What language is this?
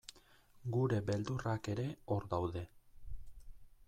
Basque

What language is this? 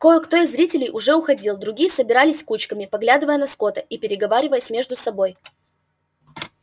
Russian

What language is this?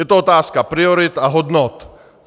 Czech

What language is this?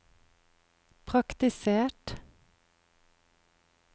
Norwegian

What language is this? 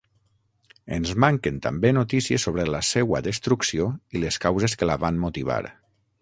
Catalan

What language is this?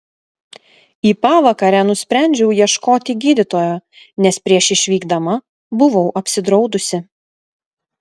Lithuanian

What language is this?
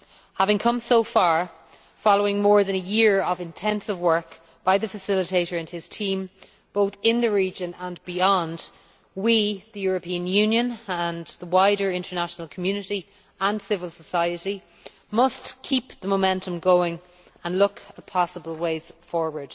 English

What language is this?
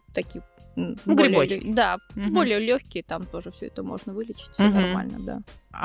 Russian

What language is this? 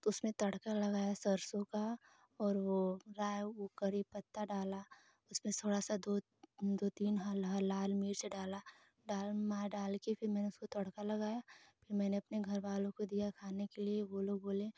Hindi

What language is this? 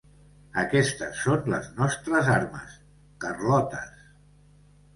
Catalan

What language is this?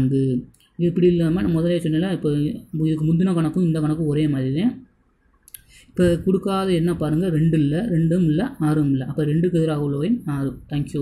Hindi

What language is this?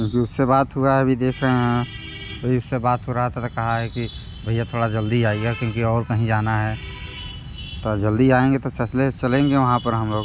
Hindi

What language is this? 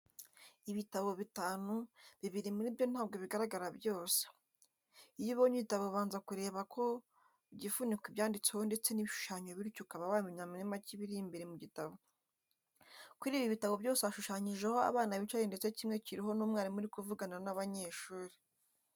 Kinyarwanda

